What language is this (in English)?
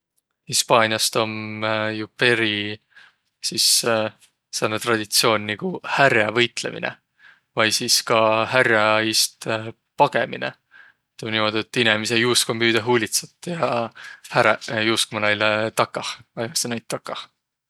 Võro